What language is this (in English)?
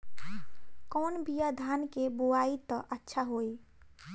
Bhojpuri